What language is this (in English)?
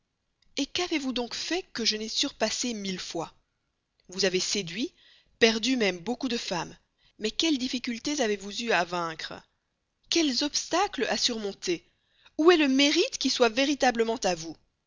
French